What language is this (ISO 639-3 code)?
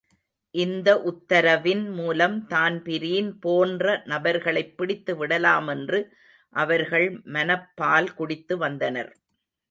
tam